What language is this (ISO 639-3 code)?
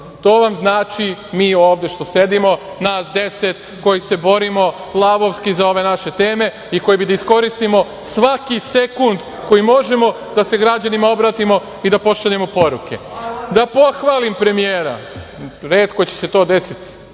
srp